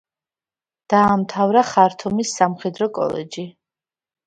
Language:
Georgian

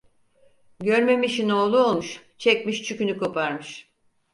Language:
Turkish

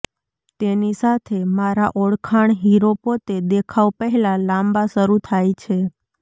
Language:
Gujarati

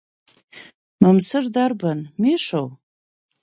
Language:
Abkhazian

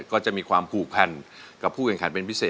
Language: Thai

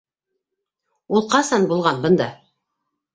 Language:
Bashkir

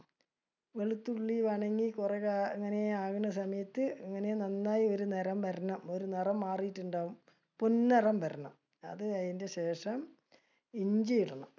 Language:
Malayalam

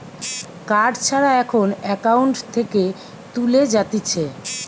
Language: Bangla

